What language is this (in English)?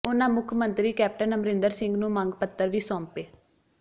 Punjabi